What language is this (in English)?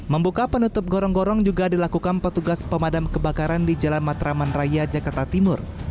Indonesian